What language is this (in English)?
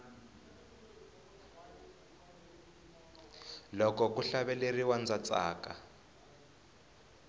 Tsonga